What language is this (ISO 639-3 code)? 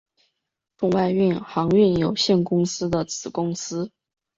zho